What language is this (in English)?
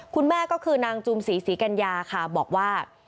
Thai